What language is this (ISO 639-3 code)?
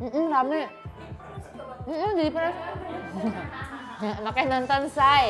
ind